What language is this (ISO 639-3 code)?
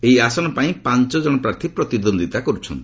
ori